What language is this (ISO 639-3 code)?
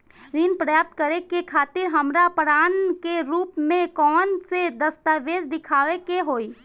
bho